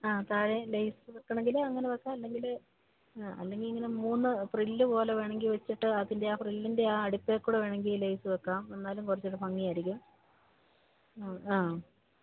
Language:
Malayalam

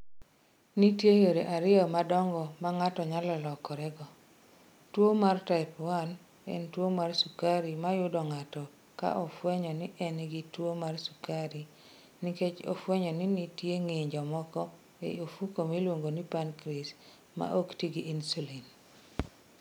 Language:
Luo (Kenya and Tanzania)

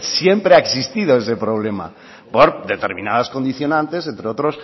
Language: Spanish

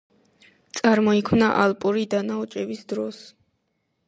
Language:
Georgian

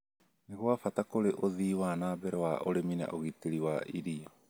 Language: Kikuyu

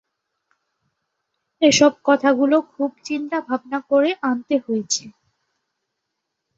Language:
Bangla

